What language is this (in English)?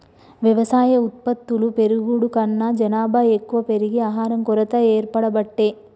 Telugu